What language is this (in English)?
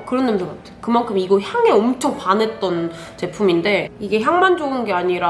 Korean